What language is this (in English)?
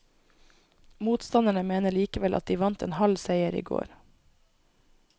Norwegian